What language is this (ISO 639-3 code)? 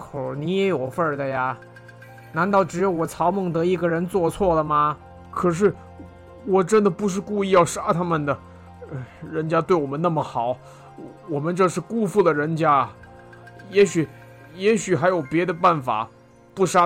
zho